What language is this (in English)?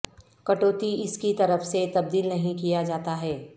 Urdu